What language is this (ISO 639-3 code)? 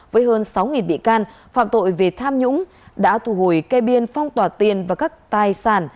vie